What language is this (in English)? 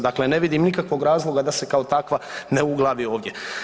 Croatian